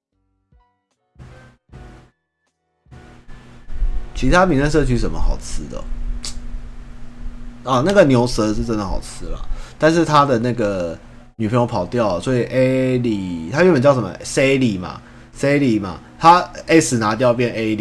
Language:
Chinese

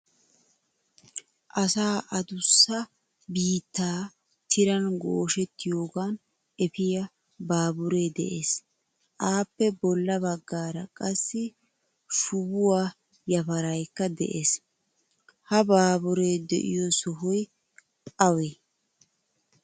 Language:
Wolaytta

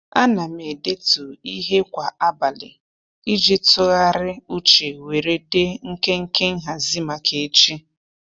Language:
Igbo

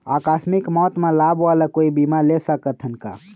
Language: Chhattisgarhi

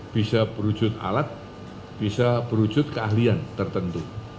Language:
Indonesian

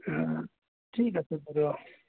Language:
Assamese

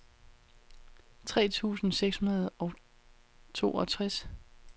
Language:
Danish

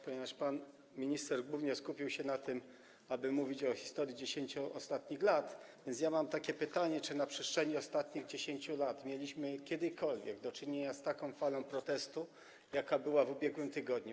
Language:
Polish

